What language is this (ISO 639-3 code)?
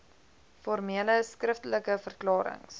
afr